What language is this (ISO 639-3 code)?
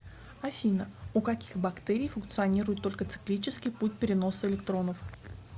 rus